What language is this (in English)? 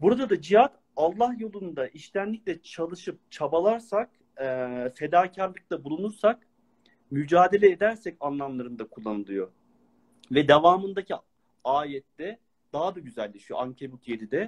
Turkish